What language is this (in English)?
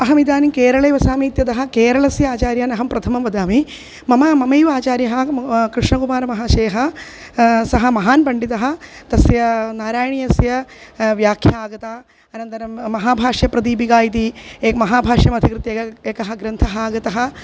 Sanskrit